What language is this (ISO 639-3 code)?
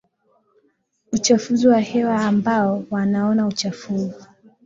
swa